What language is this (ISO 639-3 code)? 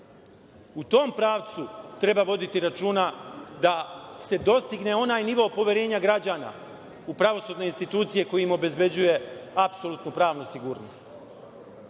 srp